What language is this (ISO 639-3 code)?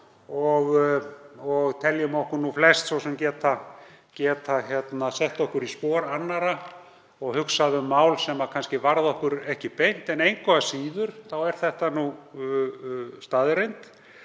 isl